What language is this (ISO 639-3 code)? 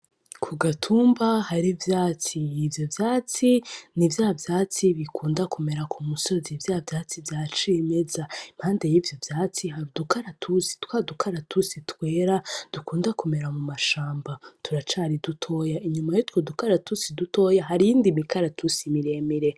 run